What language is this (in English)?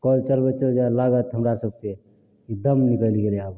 Maithili